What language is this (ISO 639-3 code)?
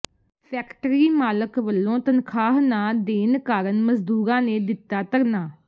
pan